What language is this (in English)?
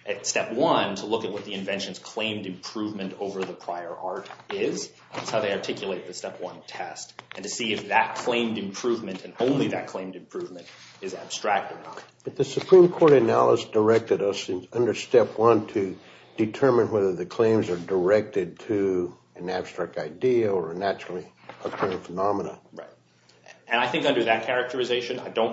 English